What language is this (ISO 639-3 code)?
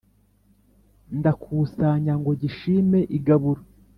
kin